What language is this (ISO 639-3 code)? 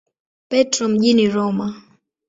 swa